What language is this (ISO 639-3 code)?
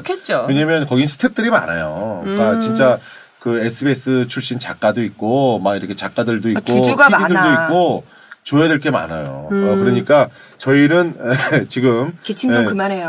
kor